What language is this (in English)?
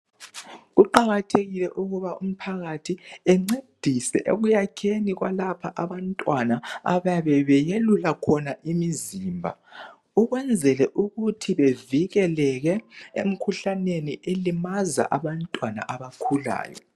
North Ndebele